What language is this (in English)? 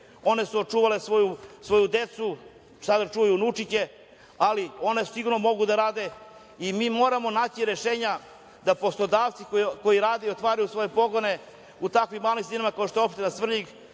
Serbian